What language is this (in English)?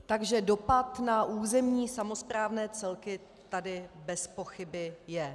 Czech